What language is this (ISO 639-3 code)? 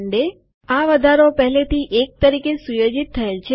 guj